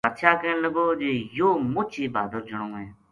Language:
Gujari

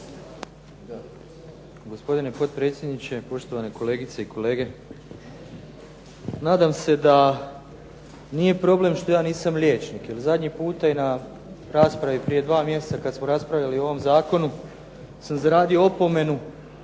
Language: Croatian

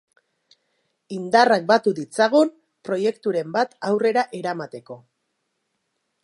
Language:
Basque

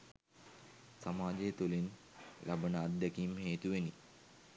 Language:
Sinhala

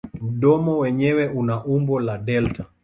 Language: Swahili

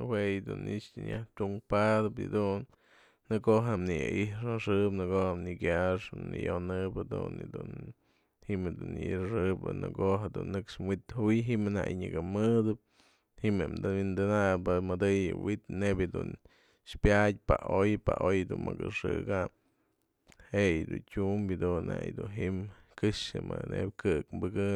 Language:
Mazatlán Mixe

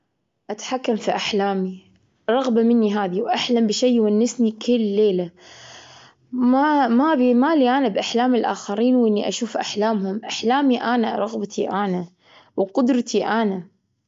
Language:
Gulf Arabic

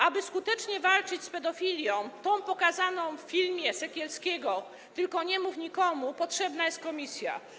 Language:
Polish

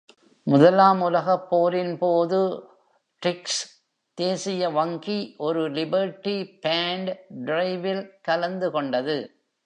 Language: Tamil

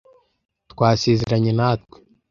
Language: Kinyarwanda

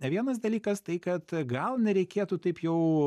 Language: Lithuanian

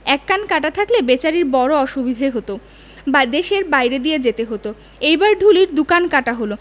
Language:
Bangla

